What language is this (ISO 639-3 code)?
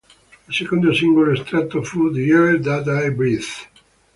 ita